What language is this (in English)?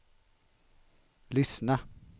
Swedish